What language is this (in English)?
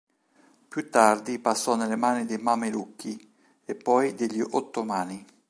Italian